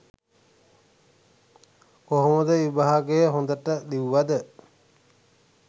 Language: Sinhala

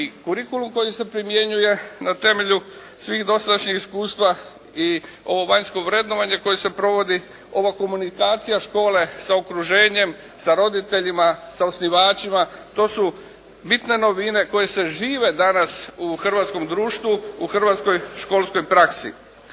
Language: Croatian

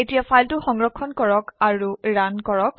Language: Assamese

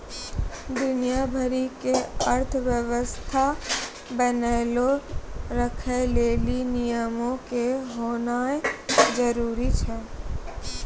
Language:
Maithili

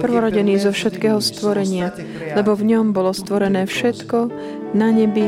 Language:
Slovak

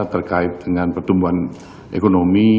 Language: Indonesian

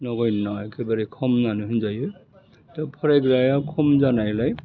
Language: Bodo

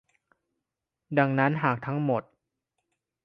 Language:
Thai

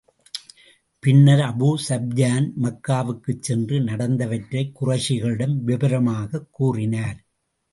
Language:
Tamil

